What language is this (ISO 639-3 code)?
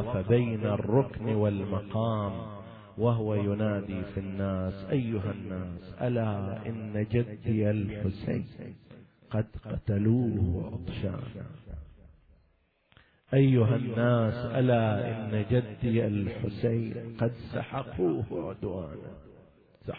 ara